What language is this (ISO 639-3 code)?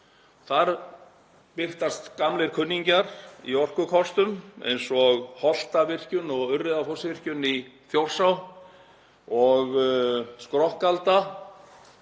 isl